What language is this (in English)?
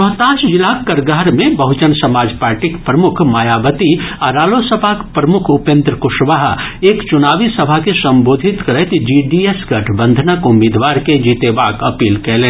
Maithili